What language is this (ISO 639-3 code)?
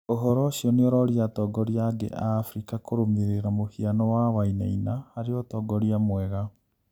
kik